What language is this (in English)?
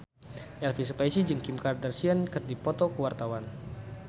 Sundanese